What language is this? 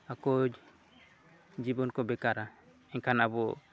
Santali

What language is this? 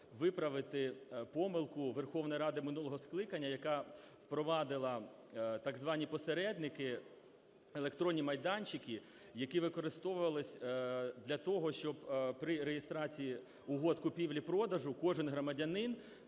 Ukrainian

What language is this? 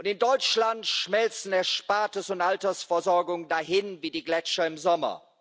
German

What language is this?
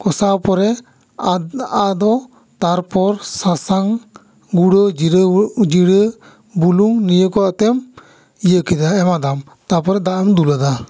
Santali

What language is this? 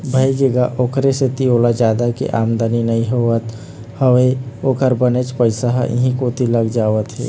Chhattisgarhi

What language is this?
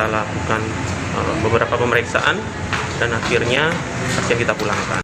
Indonesian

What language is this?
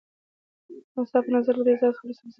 Pashto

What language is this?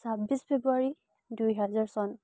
Assamese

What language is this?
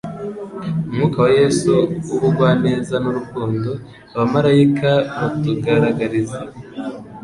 Kinyarwanda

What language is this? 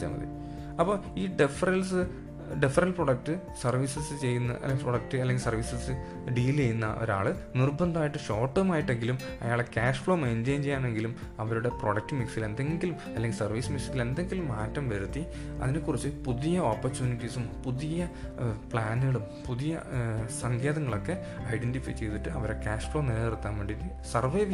Malayalam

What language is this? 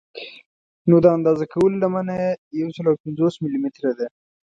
Pashto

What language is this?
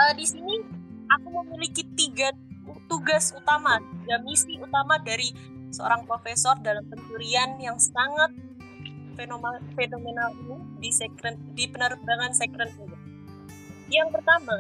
Indonesian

